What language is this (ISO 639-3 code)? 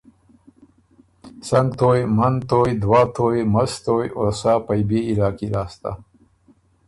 oru